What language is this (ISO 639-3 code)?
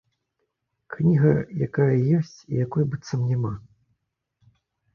bel